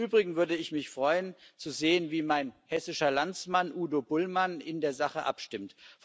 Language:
German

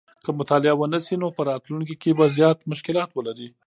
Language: Pashto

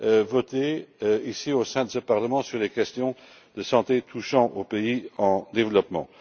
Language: French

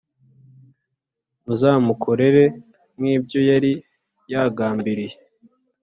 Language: Kinyarwanda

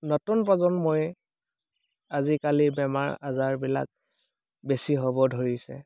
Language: Assamese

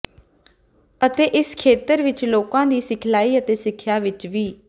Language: Punjabi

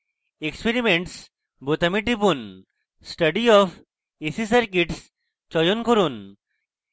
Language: Bangla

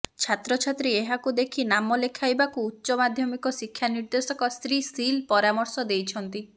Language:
Odia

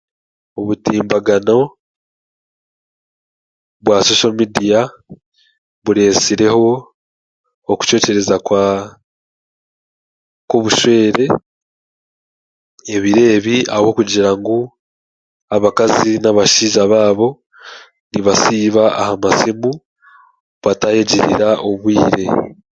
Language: Chiga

